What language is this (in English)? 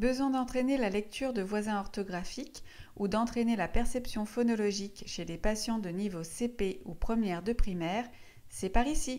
French